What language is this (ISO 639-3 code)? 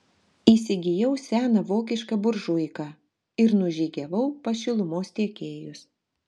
lit